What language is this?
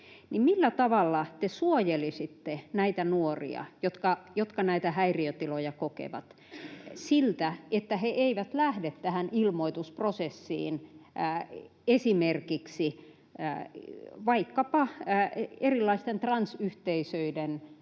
Finnish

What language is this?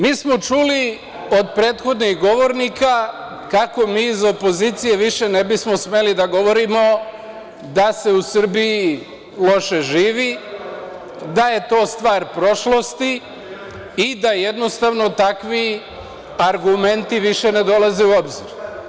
Serbian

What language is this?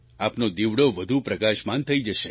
Gujarati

